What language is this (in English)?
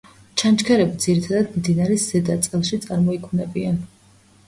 Georgian